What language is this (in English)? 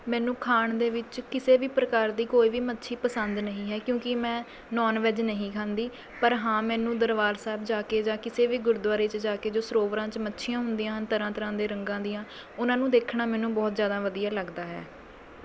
Punjabi